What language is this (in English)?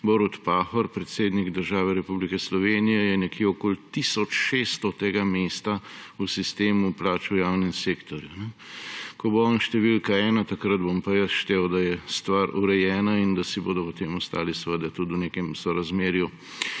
Slovenian